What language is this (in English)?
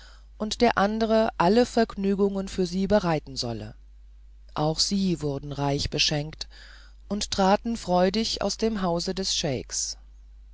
German